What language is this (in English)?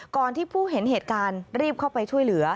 Thai